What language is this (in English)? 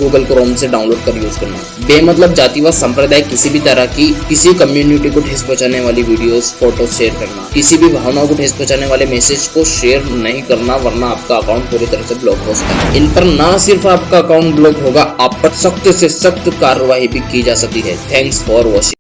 Hindi